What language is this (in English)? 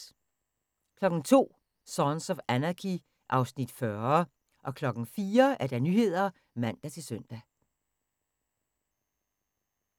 Danish